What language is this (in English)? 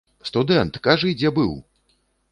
Belarusian